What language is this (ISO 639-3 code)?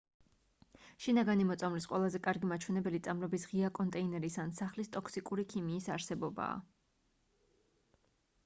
kat